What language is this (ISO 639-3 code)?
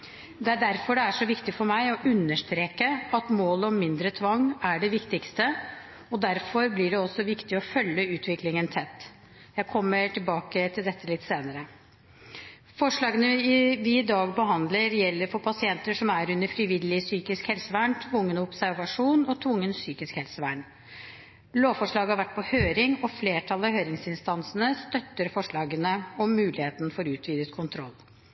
nob